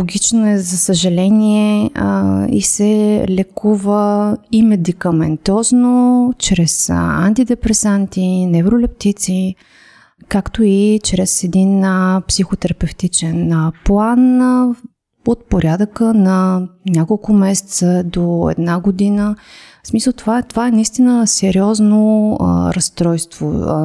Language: Bulgarian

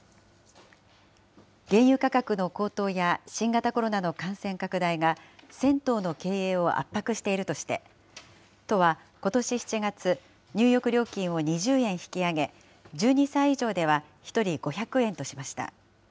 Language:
Japanese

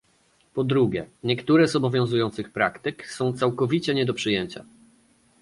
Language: Polish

